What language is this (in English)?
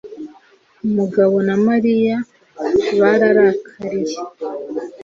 Kinyarwanda